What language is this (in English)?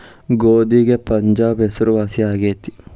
Kannada